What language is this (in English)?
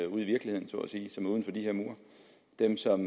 Danish